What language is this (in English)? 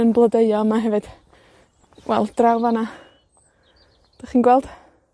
Welsh